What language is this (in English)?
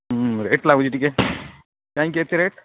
Odia